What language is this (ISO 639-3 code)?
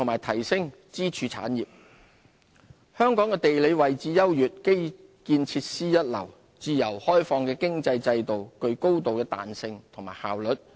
yue